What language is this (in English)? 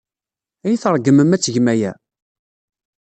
Kabyle